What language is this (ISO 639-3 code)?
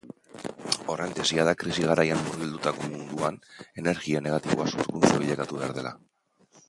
eus